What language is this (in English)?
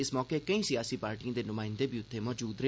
Dogri